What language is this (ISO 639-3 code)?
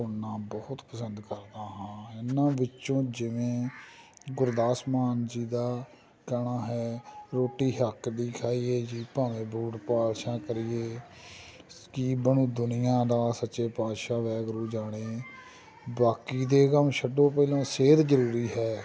pan